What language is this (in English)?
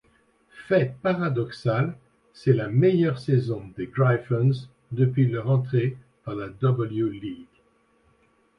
French